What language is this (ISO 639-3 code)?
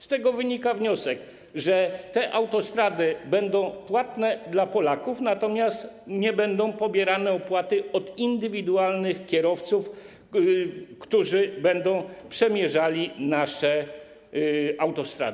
pol